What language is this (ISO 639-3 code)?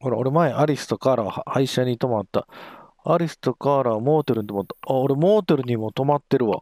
jpn